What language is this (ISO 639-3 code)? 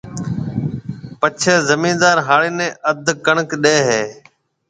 mve